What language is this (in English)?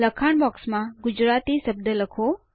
Gujarati